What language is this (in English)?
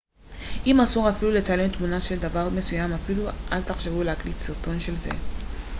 Hebrew